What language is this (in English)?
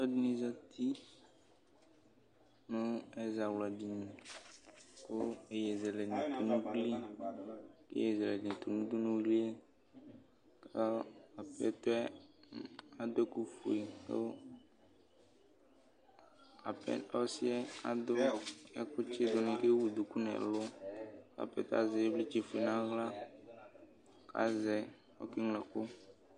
Ikposo